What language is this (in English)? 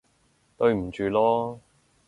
Cantonese